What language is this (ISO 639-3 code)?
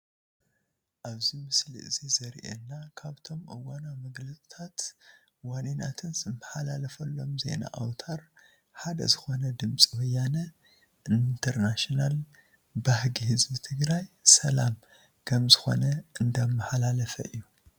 tir